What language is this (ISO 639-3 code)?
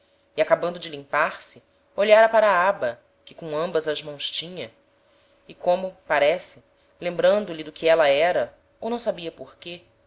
por